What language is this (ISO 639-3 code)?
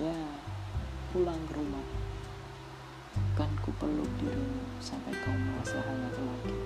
ind